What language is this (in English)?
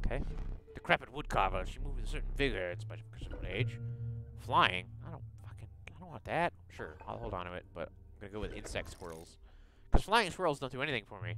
English